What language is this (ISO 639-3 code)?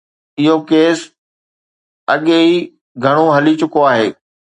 snd